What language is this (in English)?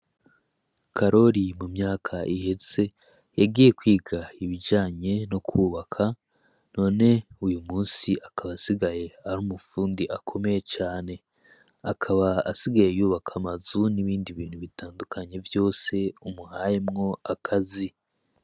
Rundi